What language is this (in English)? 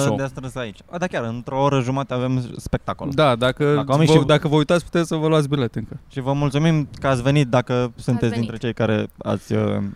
Romanian